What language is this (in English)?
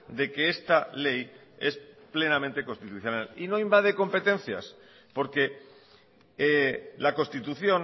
Spanish